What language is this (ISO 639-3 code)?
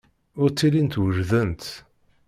kab